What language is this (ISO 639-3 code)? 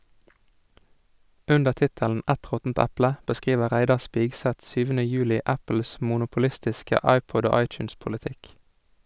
nor